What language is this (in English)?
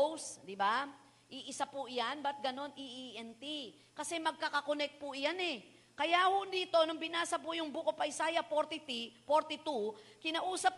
Filipino